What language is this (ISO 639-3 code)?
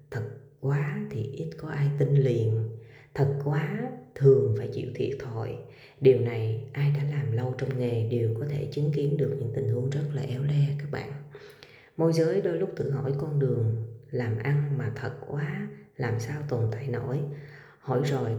vie